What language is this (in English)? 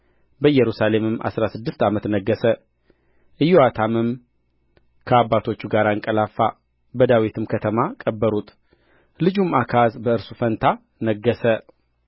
Amharic